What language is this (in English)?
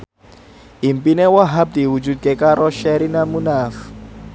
Javanese